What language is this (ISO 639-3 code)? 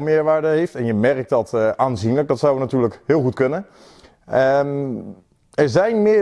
nld